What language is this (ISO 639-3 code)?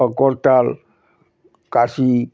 ben